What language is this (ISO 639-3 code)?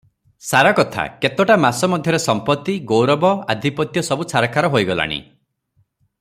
ori